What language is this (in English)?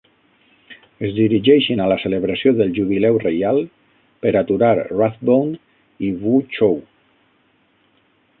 Catalan